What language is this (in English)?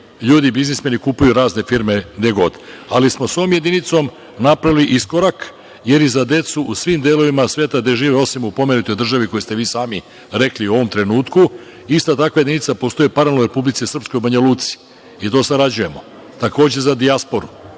Serbian